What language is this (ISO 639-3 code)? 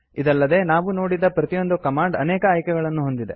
kan